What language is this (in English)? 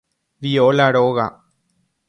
Guarani